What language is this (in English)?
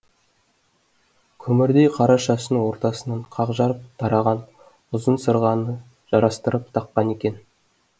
Kazakh